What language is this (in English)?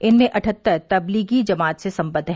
Hindi